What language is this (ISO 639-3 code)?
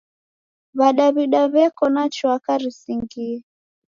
dav